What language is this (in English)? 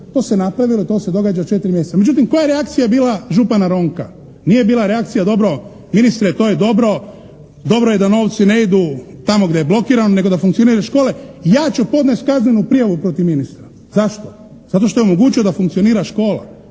Croatian